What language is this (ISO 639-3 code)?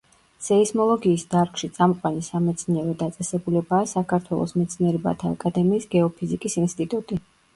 kat